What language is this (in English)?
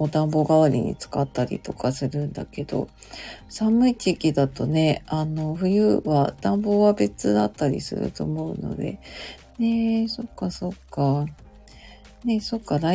Japanese